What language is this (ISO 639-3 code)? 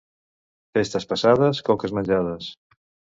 cat